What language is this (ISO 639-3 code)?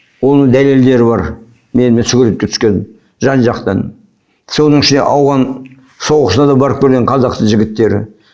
kaz